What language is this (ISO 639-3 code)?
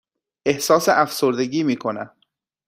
fas